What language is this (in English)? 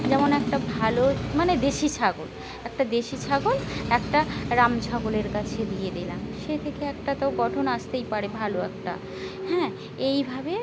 Bangla